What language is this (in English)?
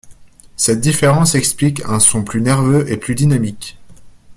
French